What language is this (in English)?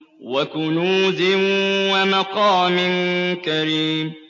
Arabic